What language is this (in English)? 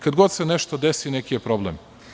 Serbian